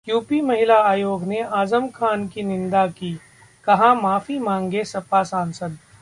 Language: Hindi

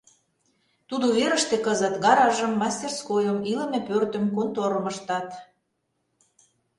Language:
Mari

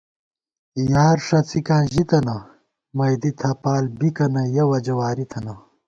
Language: Gawar-Bati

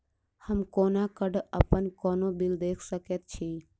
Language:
Maithili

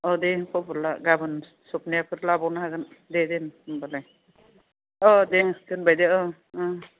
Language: Bodo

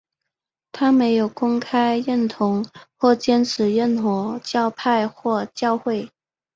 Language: Chinese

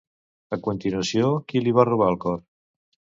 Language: Catalan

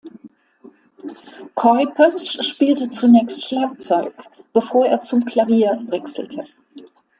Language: German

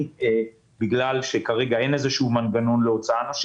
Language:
Hebrew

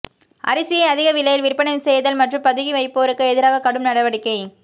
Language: Tamil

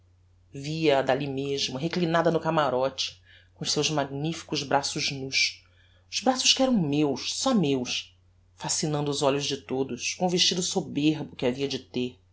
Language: Portuguese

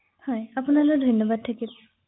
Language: Assamese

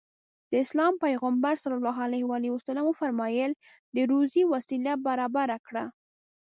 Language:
Pashto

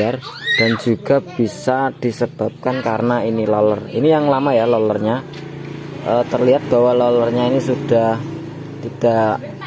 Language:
Indonesian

